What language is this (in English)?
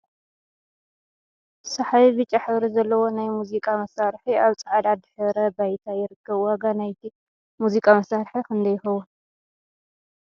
Tigrinya